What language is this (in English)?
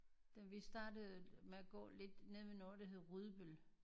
Danish